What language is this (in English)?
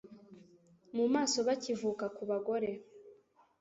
Kinyarwanda